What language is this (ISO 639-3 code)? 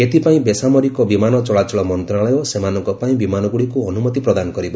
ori